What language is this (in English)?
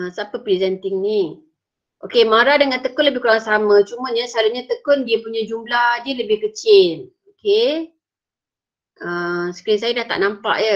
Malay